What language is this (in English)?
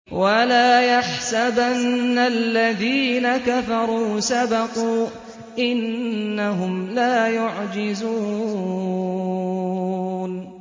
Arabic